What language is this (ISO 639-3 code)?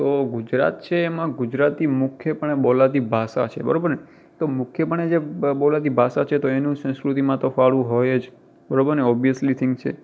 guj